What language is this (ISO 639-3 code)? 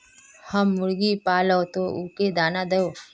mag